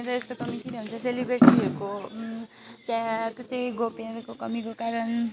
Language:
Nepali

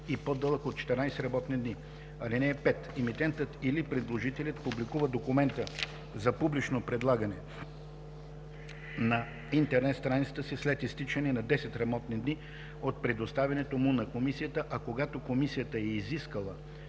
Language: Bulgarian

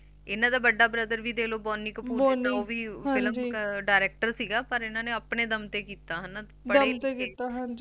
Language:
Punjabi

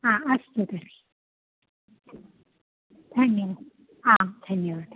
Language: Sanskrit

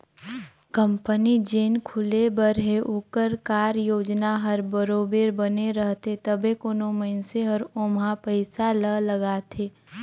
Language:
Chhattisgarhi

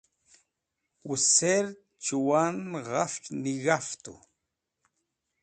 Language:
Wakhi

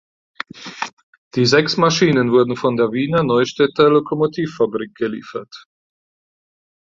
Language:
German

